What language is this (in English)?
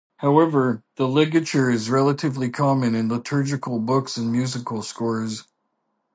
English